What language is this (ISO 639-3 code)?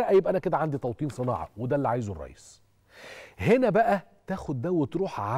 ara